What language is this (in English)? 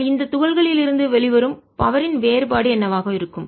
Tamil